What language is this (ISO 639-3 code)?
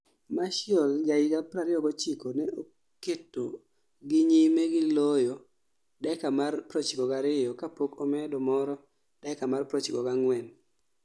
luo